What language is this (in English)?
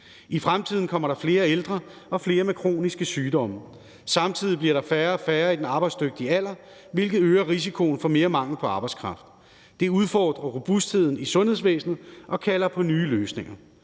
Danish